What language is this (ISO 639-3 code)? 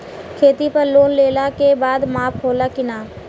bho